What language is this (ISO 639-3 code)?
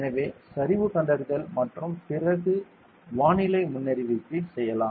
tam